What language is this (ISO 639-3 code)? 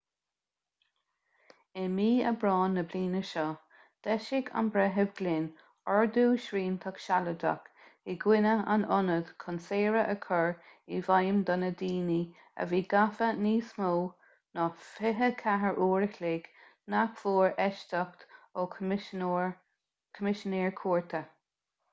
gle